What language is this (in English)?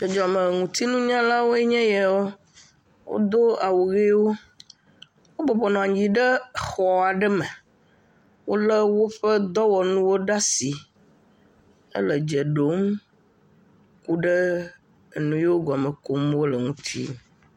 Ewe